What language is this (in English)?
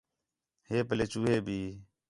Khetrani